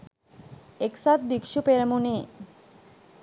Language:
Sinhala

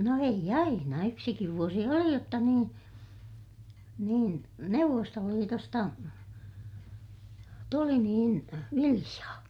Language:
Finnish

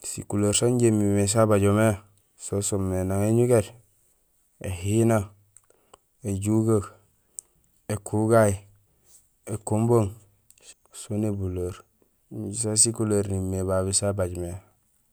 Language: Gusilay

